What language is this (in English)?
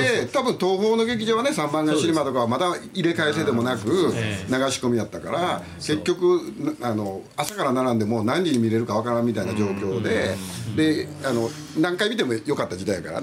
Japanese